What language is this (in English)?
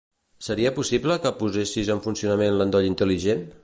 Catalan